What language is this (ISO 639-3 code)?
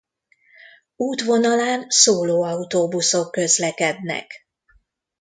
hun